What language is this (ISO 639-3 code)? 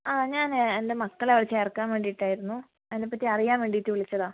mal